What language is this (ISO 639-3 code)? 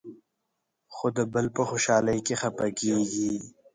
pus